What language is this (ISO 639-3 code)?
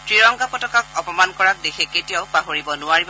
asm